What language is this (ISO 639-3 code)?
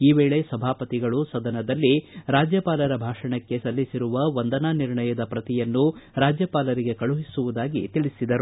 kan